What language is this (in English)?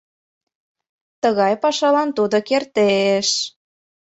Mari